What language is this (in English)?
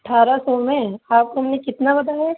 Urdu